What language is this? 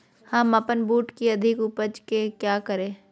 Magahi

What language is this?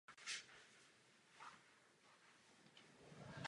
Czech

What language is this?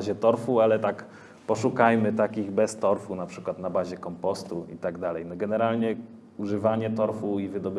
Polish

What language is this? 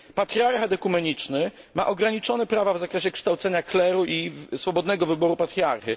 Polish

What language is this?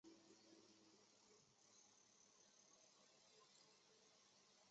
Chinese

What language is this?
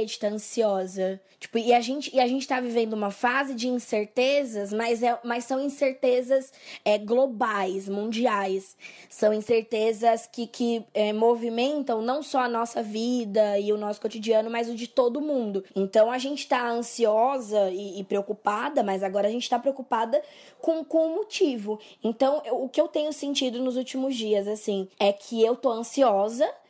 Portuguese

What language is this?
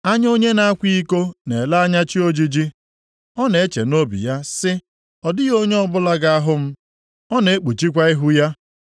Igbo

